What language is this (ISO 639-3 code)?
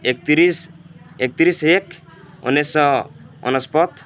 ori